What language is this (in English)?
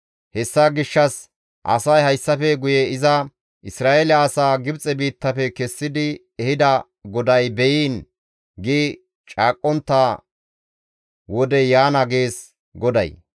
Gamo